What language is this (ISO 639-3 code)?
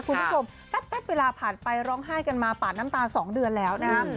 tha